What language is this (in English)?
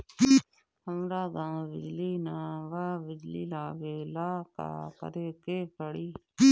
Bhojpuri